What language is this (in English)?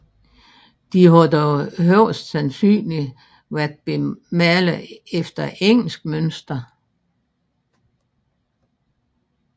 Danish